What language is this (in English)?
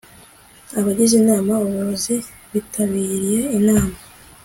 Kinyarwanda